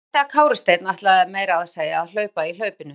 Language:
Icelandic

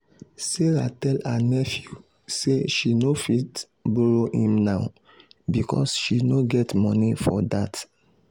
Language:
Nigerian Pidgin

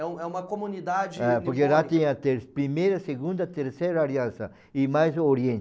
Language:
Portuguese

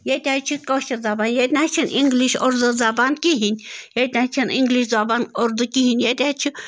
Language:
Kashmiri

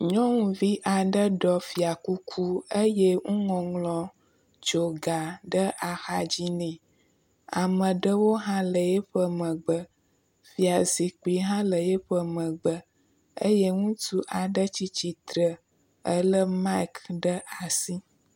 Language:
Ewe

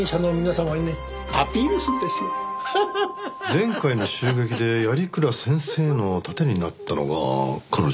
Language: Japanese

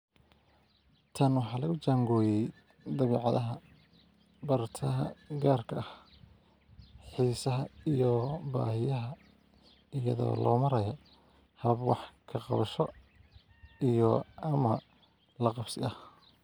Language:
Somali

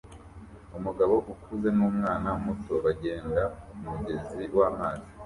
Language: Kinyarwanda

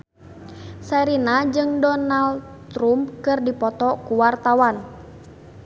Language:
Sundanese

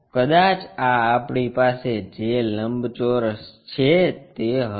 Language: Gujarati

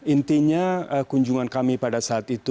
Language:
Indonesian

